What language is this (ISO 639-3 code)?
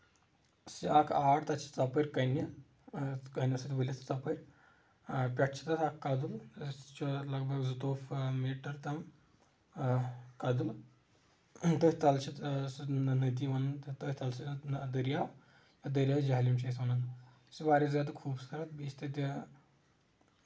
kas